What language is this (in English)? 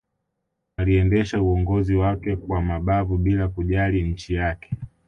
Swahili